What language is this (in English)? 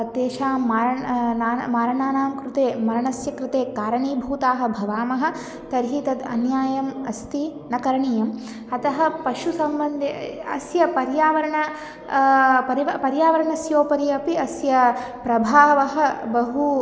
Sanskrit